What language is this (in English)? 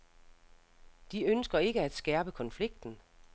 Danish